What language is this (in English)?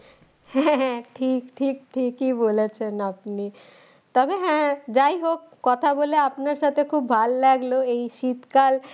Bangla